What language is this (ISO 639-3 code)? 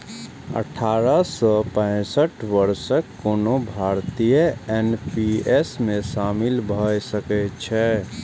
mai